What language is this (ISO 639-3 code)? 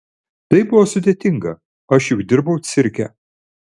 lit